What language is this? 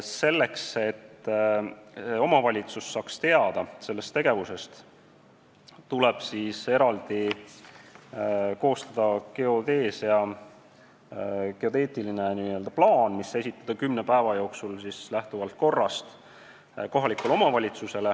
Estonian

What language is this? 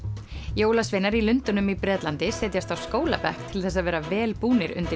Icelandic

